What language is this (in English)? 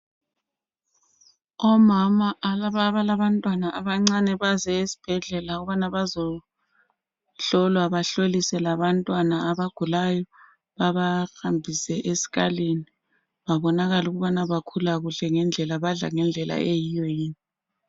North Ndebele